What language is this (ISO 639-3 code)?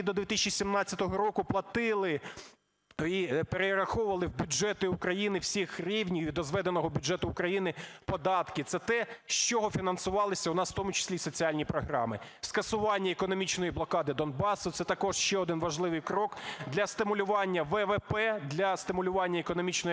ukr